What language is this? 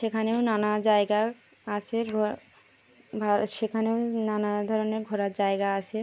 Bangla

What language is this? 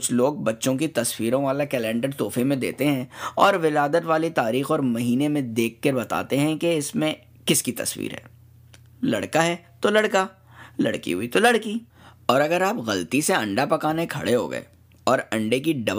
Urdu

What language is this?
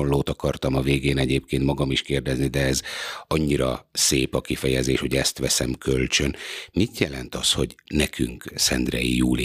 Hungarian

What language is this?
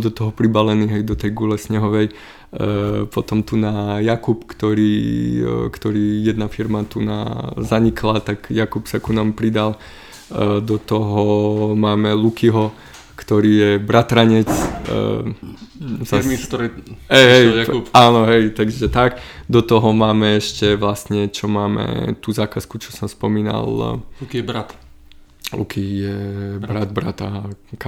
Slovak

